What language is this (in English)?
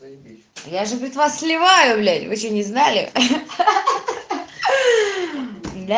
Russian